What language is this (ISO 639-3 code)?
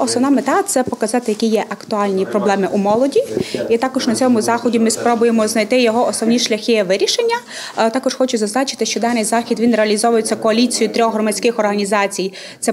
ukr